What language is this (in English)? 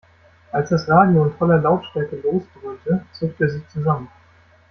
German